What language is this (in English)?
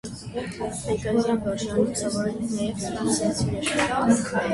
Armenian